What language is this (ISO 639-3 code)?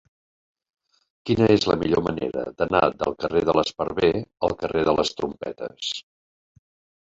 cat